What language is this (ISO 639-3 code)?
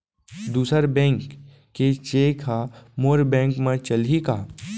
hne